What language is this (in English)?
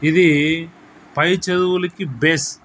Telugu